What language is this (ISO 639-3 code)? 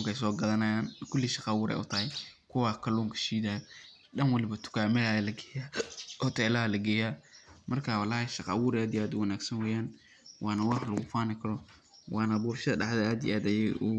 som